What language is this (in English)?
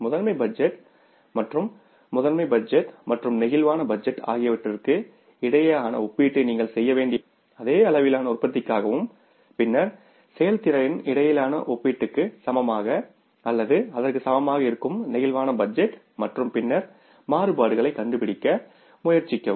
Tamil